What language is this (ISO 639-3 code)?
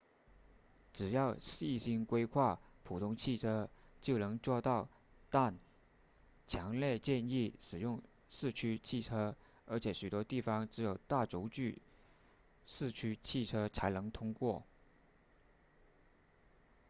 zho